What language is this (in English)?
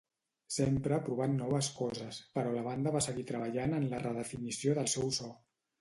Catalan